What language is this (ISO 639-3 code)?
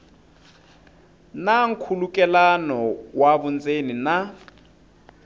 tso